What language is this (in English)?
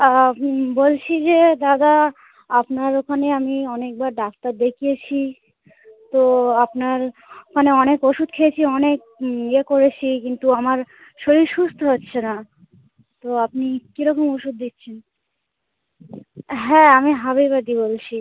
Bangla